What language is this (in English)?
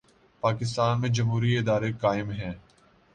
Urdu